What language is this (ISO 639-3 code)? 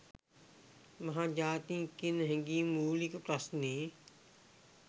sin